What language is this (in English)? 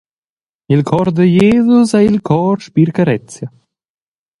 Romansh